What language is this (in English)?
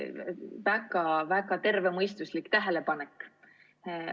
Estonian